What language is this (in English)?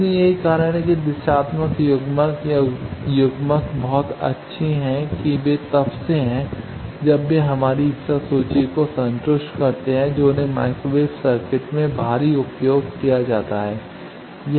Hindi